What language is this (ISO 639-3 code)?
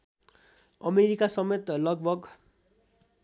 nep